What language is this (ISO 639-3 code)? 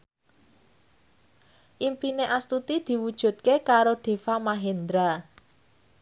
jav